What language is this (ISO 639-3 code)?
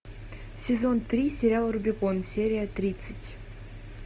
rus